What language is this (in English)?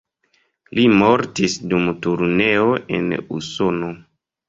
Esperanto